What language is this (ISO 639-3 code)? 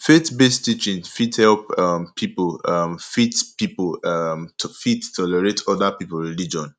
pcm